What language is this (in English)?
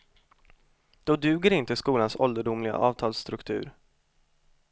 Swedish